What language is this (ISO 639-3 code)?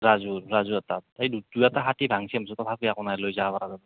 asm